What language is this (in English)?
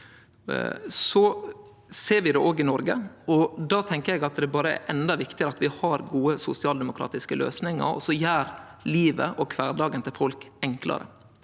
Norwegian